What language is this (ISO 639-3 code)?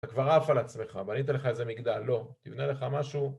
heb